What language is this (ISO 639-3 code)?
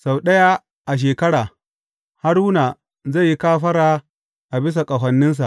hau